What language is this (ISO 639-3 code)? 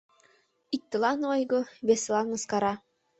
chm